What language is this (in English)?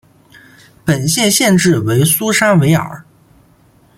Chinese